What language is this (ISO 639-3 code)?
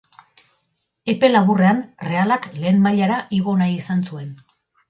eus